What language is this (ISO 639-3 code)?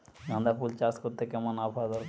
ben